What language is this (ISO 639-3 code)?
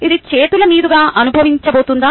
tel